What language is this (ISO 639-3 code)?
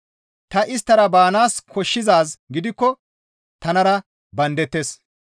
gmv